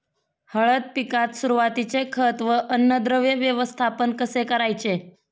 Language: Marathi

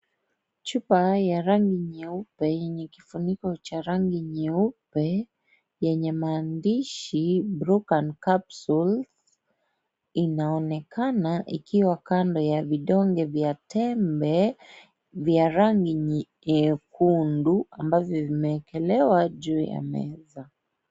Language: Swahili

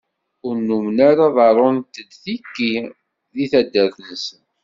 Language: Kabyle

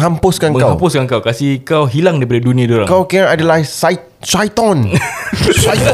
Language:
Malay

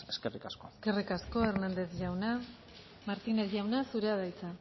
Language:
Basque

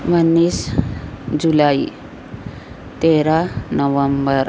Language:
Urdu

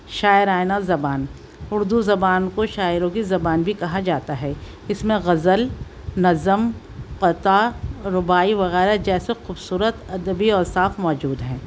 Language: Urdu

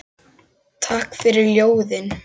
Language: Icelandic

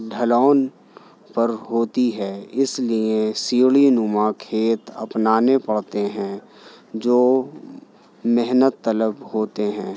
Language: Urdu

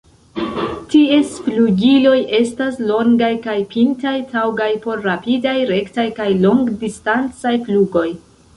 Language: Esperanto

